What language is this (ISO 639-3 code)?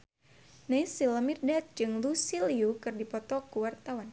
sun